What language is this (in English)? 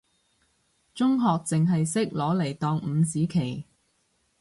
Cantonese